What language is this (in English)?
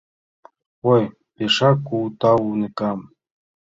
Mari